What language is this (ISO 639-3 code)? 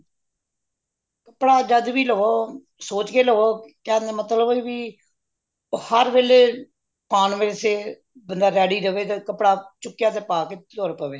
pan